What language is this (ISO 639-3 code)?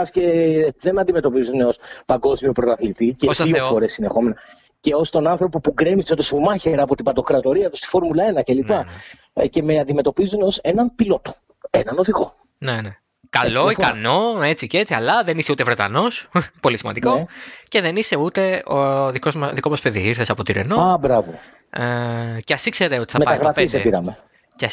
ell